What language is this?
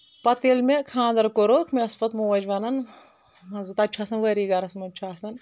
Kashmiri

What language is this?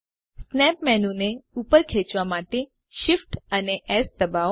Gujarati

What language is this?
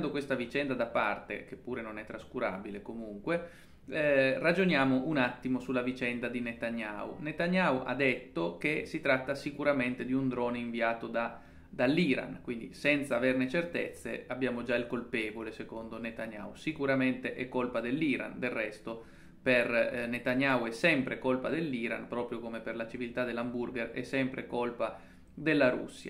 Italian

